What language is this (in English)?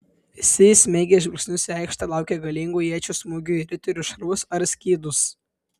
Lithuanian